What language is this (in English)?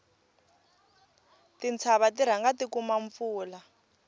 Tsonga